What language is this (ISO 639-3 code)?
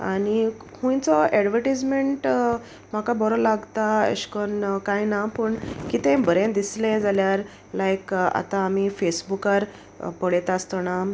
kok